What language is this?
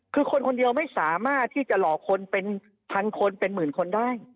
Thai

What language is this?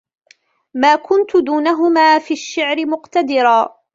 Arabic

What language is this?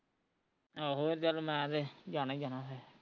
Punjabi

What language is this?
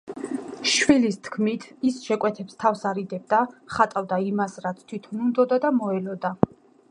Georgian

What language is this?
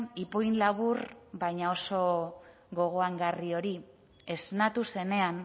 Basque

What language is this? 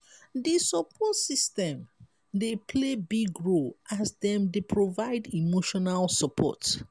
Nigerian Pidgin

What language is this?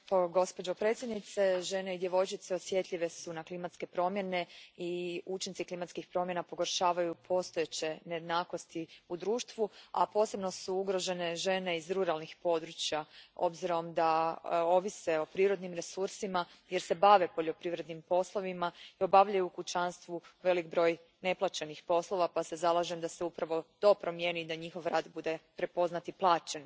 Croatian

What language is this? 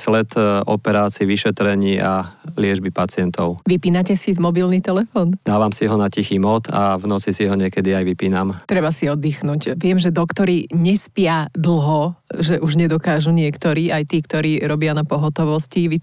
Slovak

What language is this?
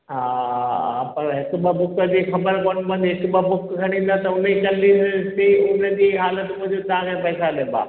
Sindhi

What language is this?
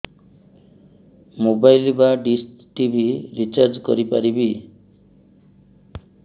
Odia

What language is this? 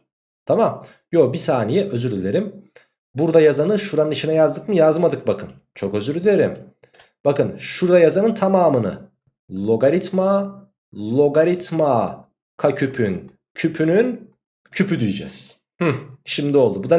Turkish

